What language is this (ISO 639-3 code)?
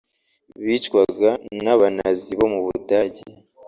kin